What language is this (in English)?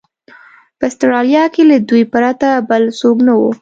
Pashto